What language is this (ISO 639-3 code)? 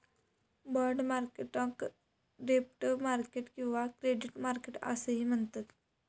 mar